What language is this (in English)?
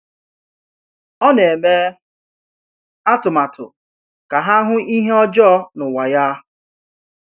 Igbo